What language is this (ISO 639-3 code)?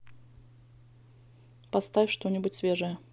rus